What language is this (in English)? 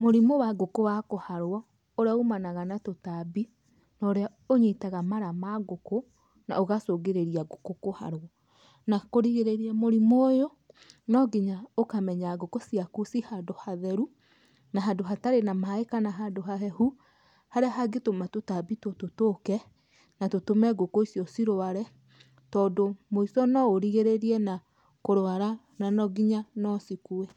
Kikuyu